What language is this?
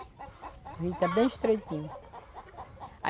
Portuguese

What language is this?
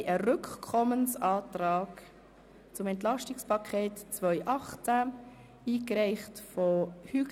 Swiss German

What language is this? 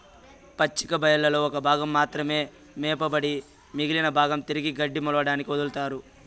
Telugu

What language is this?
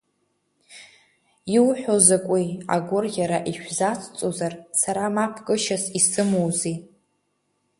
Abkhazian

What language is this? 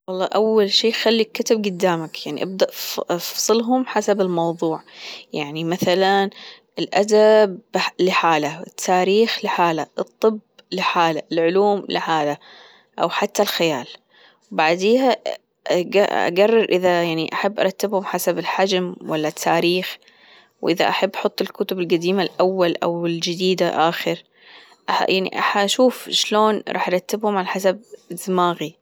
Gulf Arabic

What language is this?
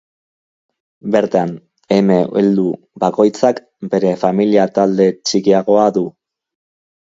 Basque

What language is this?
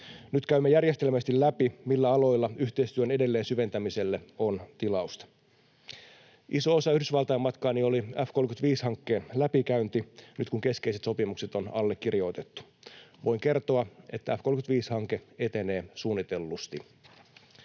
Finnish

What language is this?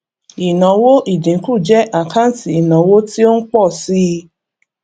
Yoruba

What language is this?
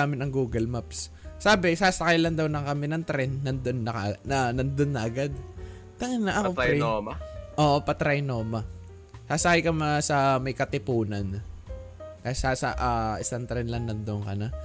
Filipino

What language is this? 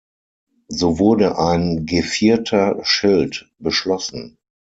German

